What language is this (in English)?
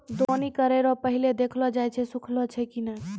Maithili